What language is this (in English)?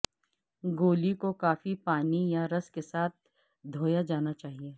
Urdu